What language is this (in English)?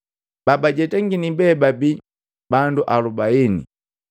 Matengo